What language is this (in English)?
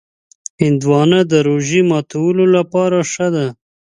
Pashto